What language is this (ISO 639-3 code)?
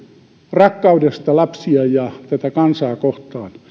fin